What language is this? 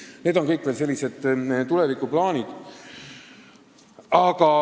Estonian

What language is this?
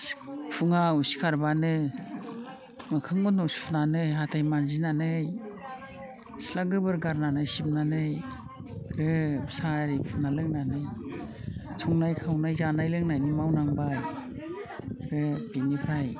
Bodo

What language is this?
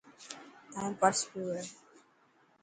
Dhatki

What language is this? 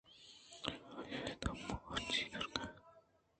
Eastern Balochi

